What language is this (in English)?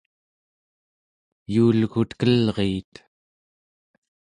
Central Yupik